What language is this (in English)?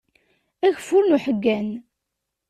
Kabyle